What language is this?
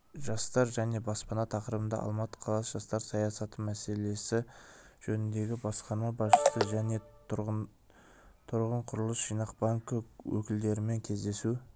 Kazakh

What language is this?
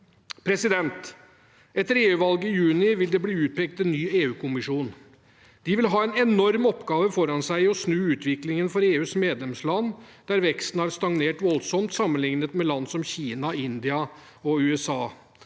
Norwegian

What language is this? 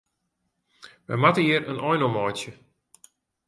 Western Frisian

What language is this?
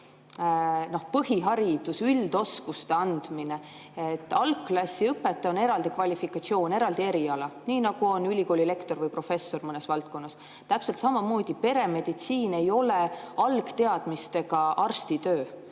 Estonian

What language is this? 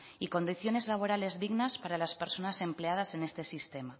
Spanish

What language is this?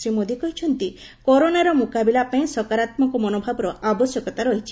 Odia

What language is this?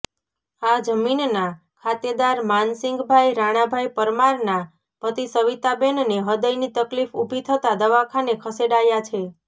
Gujarati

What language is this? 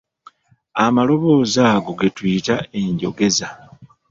Ganda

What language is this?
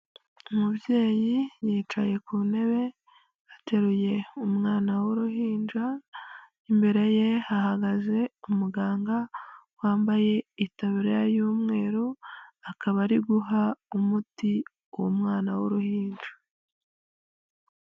Kinyarwanda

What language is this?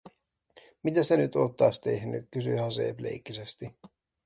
Finnish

